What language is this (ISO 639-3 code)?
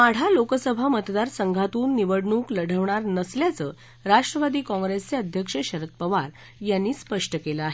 mar